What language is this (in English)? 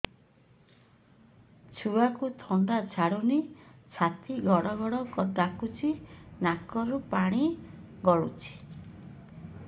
Odia